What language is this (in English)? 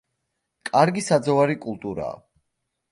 Georgian